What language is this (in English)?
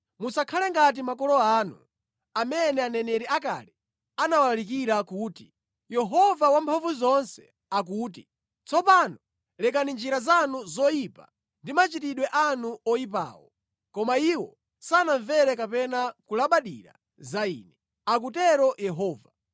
Nyanja